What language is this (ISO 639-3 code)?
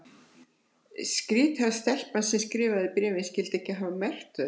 isl